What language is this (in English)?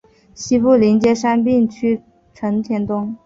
Chinese